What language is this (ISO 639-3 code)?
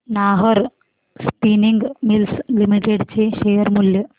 mar